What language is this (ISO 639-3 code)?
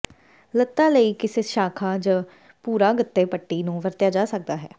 pan